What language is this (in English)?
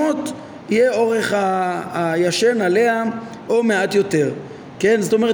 Hebrew